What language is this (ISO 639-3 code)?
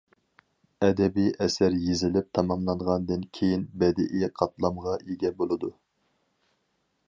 uig